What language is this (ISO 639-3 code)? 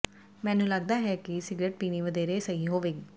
pan